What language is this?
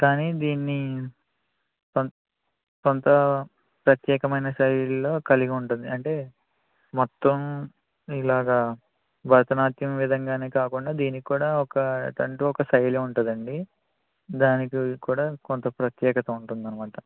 Telugu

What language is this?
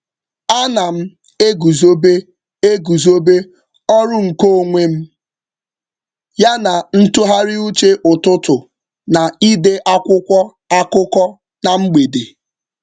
Igbo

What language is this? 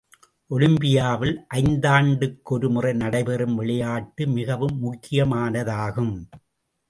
Tamil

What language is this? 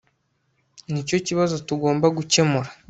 Kinyarwanda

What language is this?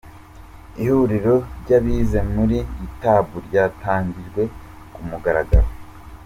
Kinyarwanda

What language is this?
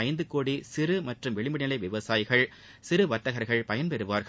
Tamil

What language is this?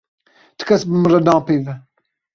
Kurdish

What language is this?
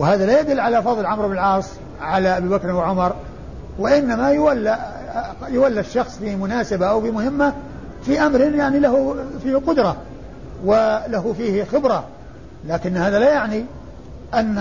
Arabic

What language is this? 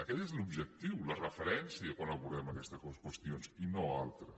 Catalan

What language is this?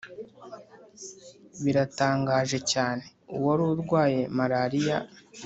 Kinyarwanda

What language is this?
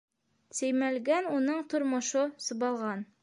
Bashkir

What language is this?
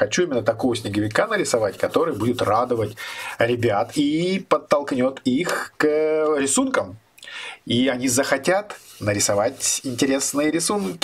Russian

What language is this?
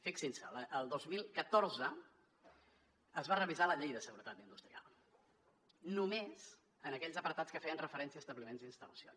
Catalan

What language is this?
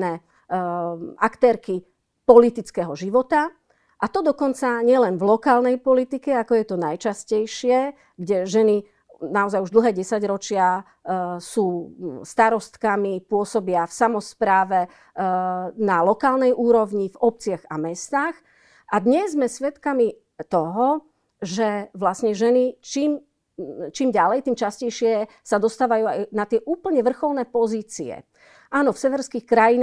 Slovak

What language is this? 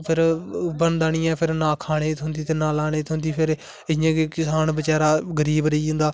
Dogri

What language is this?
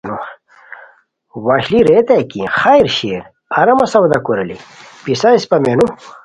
Khowar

